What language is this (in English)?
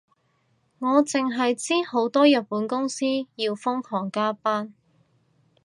Cantonese